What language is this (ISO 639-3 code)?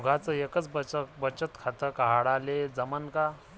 mar